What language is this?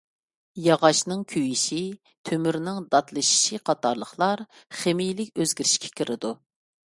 Uyghur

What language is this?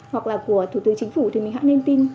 Vietnamese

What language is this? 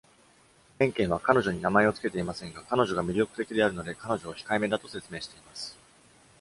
Japanese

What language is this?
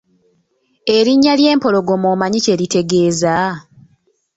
Ganda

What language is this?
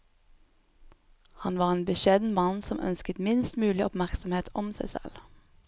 Norwegian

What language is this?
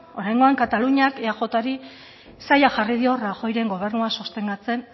Basque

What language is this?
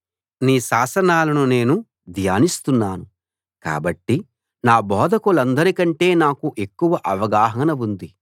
Telugu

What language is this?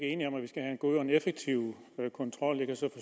Danish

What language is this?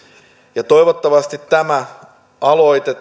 Finnish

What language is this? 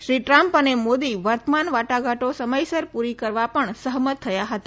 Gujarati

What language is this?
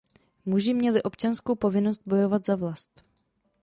Czech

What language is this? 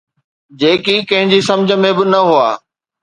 Sindhi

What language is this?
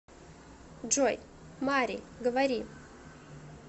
Russian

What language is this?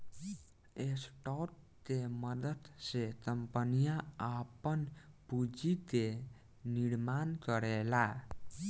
Bhojpuri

